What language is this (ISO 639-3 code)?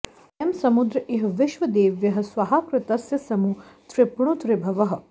san